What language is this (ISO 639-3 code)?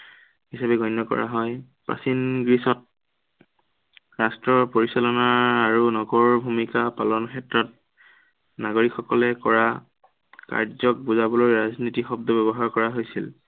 asm